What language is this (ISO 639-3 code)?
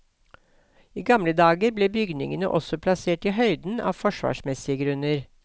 nor